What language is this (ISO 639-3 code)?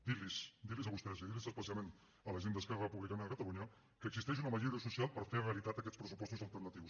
cat